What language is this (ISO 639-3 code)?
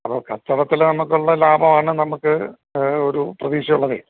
mal